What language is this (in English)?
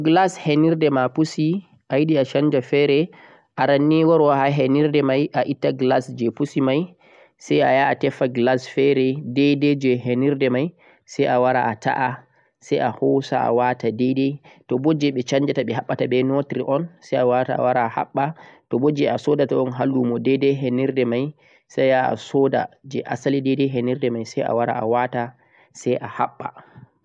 Central-Eastern Niger Fulfulde